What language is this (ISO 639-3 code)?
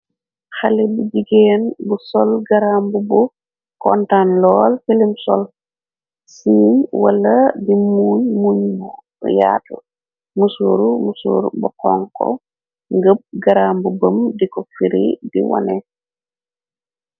wol